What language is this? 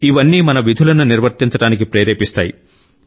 Telugu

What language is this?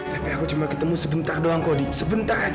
Indonesian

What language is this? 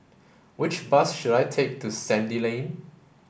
English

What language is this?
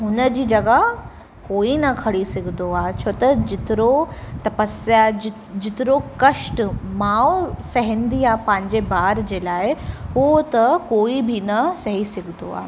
Sindhi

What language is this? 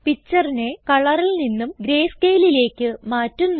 Malayalam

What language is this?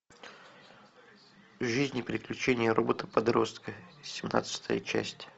Russian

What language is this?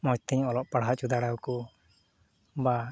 Santali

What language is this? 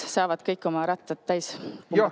Estonian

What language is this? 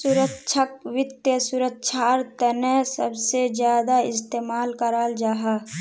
Magahi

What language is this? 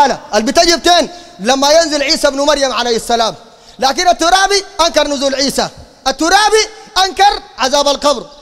Arabic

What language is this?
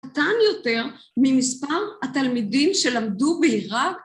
Hebrew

